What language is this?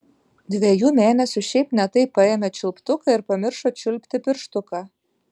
Lithuanian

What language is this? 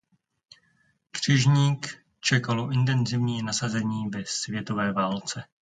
Czech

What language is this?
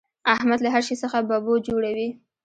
Pashto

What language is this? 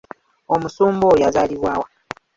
Ganda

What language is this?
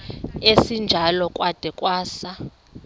Xhosa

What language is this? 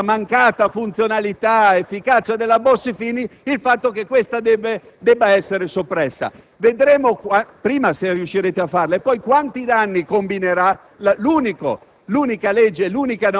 Italian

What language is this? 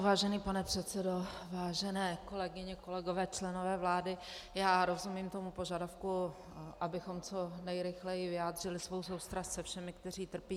Czech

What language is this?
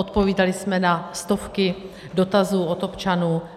Czech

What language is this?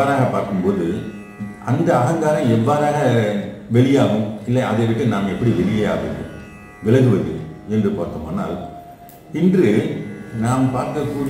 Korean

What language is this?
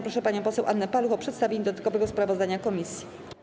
Polish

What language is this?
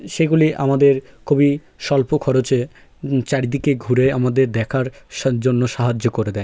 Bangla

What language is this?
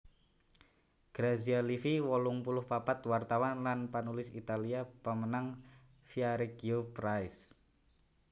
Javanese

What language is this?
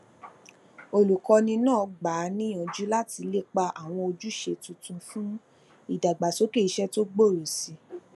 Yoruba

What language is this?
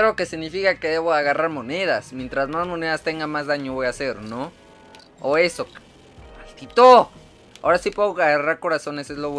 Spanish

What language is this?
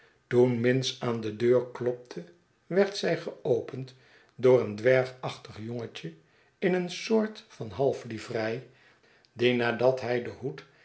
Dutch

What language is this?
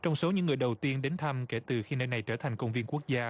Vietnamese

